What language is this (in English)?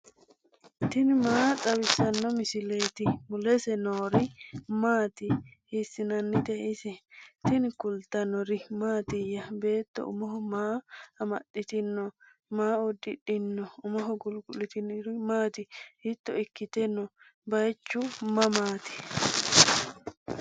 Sidamo